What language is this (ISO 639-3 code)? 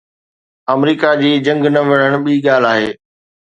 snd